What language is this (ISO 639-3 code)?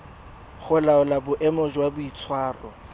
tsn